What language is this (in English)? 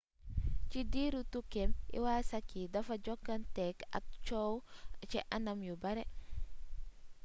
Wolof